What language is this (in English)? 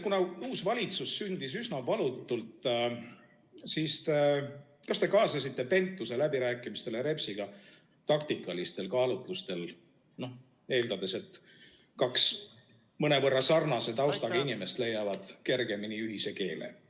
Estonian